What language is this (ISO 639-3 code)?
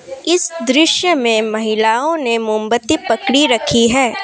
hin